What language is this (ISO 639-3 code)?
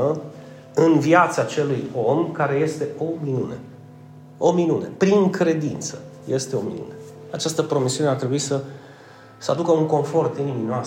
ron